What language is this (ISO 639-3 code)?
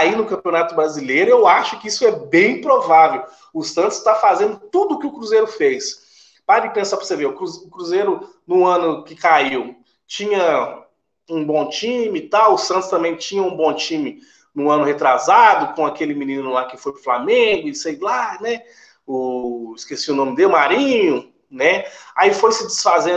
por